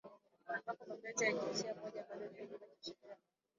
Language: Swahili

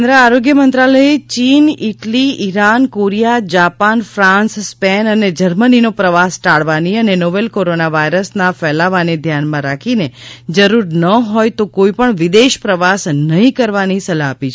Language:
Gujarati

